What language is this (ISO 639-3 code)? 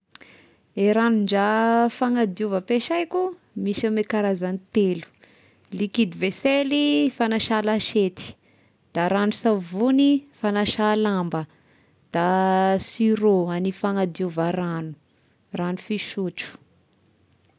tkg